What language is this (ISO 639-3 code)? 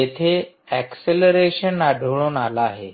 mar